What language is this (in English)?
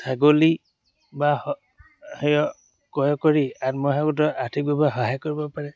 Assamese